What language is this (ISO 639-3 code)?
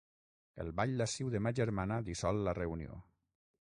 cat